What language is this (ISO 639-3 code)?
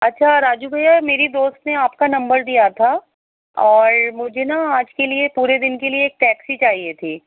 urd